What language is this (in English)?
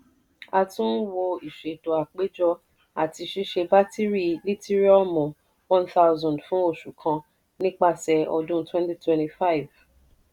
Yoruba